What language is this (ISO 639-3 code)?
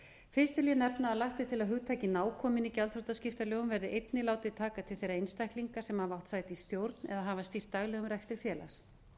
isl